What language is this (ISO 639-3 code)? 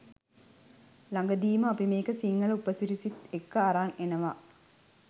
sin